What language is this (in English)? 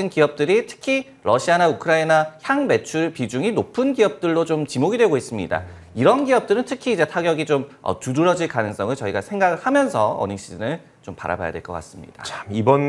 Korean